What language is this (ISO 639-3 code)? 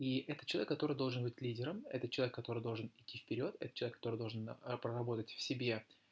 rus